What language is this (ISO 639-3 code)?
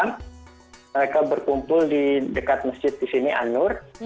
ind